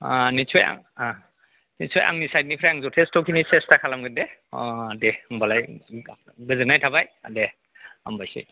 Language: Bodo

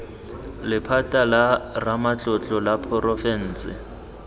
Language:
Tswana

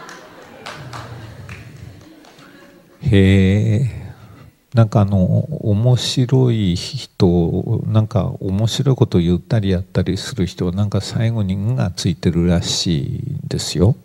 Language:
Japanese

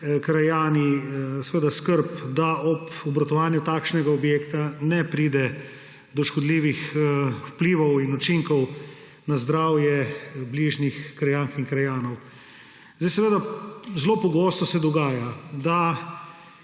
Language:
Slovenian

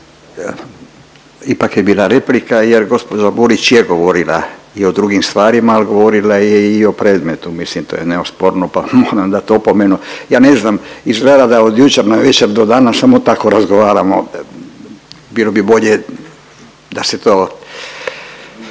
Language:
Croatian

